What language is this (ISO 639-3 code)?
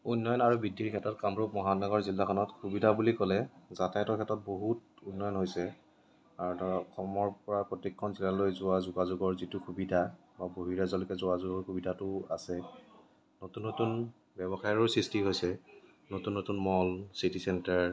asm